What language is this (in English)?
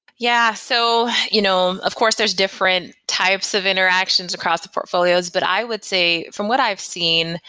English